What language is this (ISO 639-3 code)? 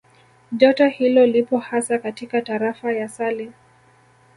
swa